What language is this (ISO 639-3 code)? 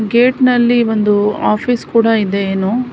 kan